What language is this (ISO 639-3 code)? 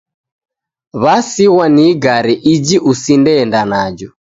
dav